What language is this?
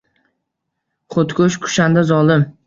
Uzbek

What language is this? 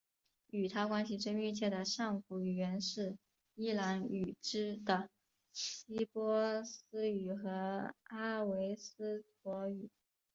Chinese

